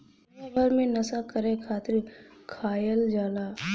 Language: Bhojpuri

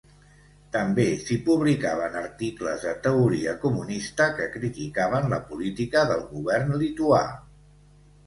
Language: Catalan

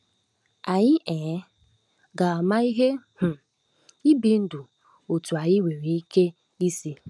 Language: Igbo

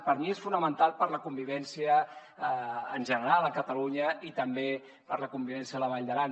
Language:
Catalan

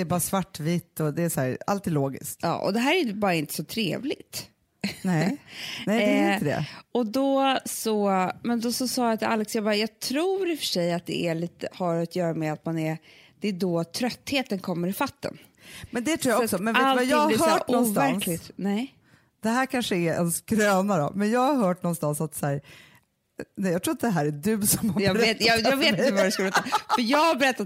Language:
Swedish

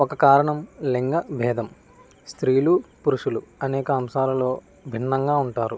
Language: Telugu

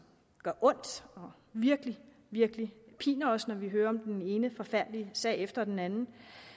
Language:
Danish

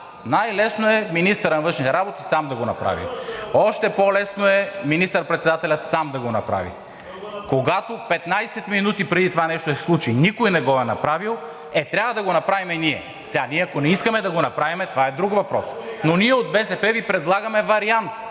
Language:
Bulgarian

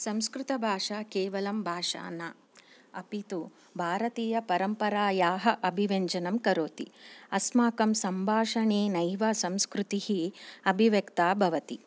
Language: Sanskrit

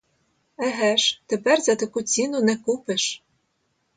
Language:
Ukrainian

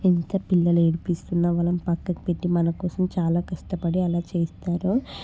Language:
Telugu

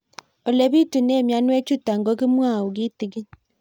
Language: Kalenjin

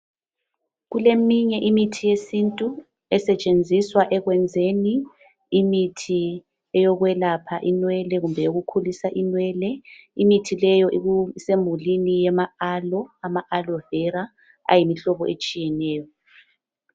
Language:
North Ndebele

